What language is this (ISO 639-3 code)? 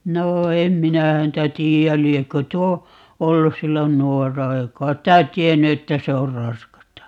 fin